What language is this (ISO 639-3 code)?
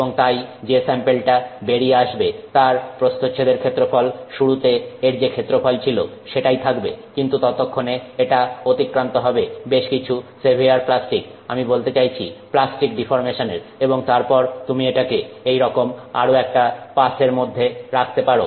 ben